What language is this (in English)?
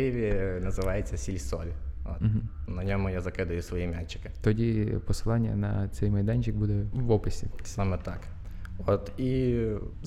Ukrainian